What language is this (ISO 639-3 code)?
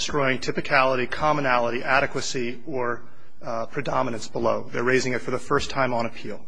eng